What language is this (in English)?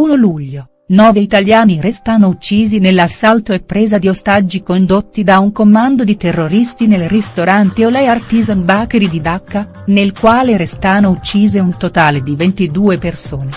Italian